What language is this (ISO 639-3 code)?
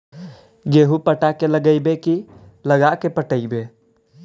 mag